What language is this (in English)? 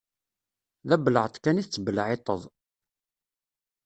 Kabyle